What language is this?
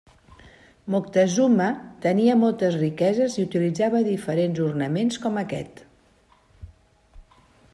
Catalan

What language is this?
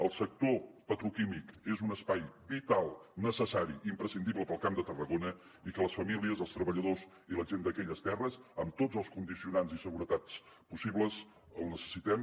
Catalan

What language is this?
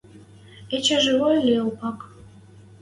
Western Mari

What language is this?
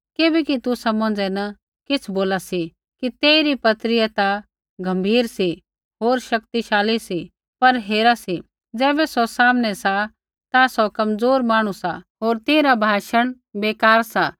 Kullu Pahari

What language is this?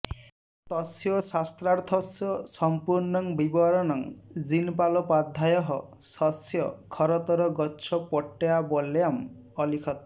Sanskrit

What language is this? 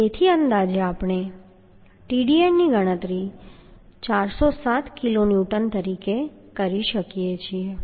Gujarati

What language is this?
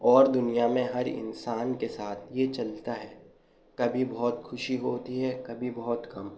Urdu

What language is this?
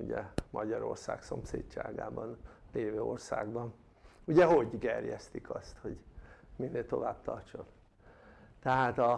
Hungarian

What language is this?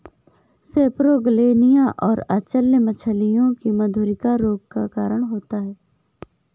Hindi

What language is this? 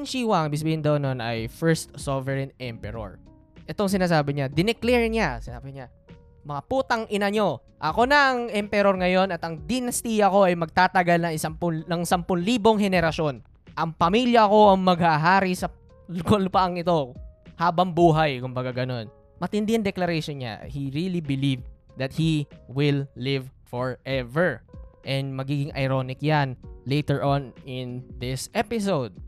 Filipino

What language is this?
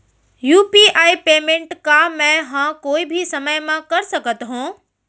Chhattisgarhi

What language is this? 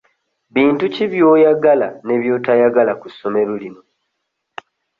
Ganda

